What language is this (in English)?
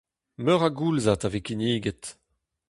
Breton